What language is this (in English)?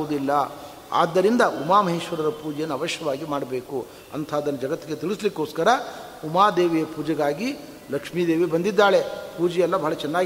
Kannada